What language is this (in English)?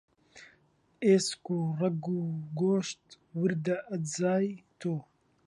Central Kurdish